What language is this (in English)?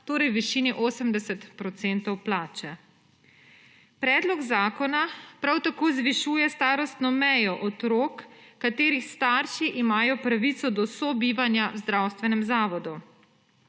Slovenian